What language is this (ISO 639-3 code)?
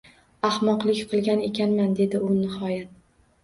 uzb